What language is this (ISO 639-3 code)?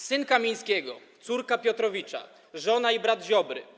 pol